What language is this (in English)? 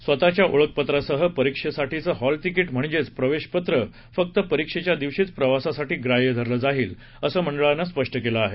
Marathi